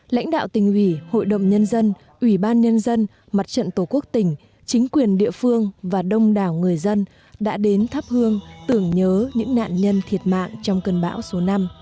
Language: Vietnamese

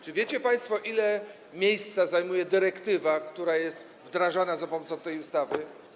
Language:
Polish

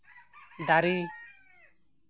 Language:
Santali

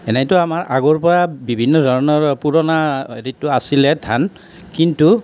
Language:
Assamese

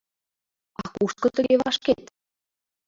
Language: Mari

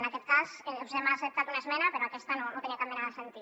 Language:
Catalan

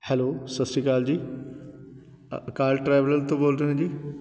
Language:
Punjabi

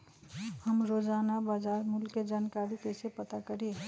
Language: Magahi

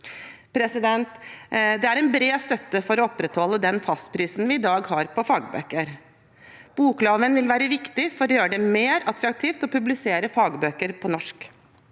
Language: Norwegian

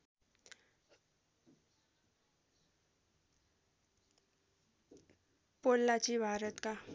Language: Nepali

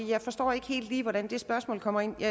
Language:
Danish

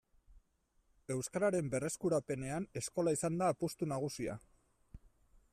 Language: Basque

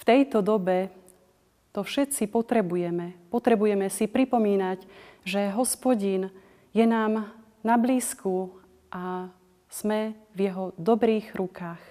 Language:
Slovak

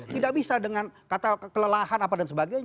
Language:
Indonesian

